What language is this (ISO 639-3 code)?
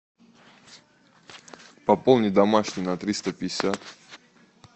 rus